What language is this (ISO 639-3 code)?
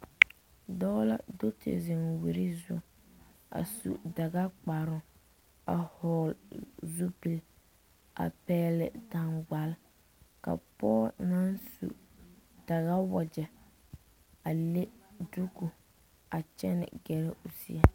dga